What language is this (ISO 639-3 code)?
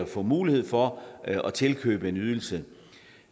dan